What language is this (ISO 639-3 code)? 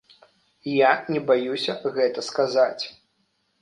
bel